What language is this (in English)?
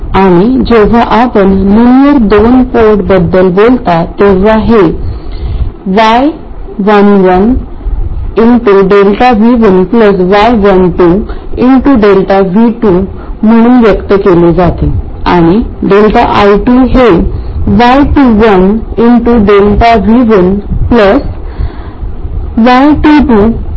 Marathi